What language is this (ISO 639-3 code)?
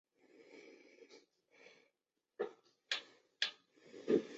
zho